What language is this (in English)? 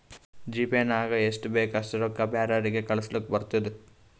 Kannada